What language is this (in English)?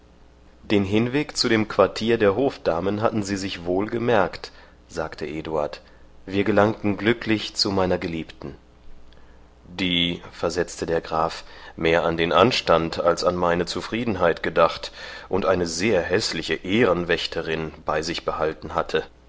German